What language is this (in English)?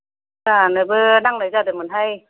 Bodo